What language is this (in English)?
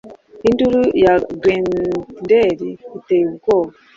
Kinyarwanda